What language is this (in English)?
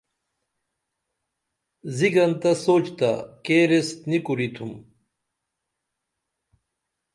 Dameli